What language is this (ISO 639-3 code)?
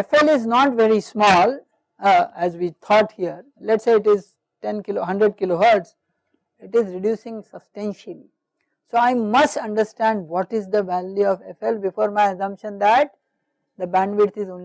eng